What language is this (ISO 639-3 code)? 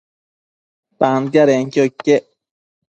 mcf